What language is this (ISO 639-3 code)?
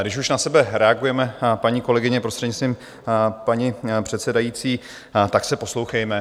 ces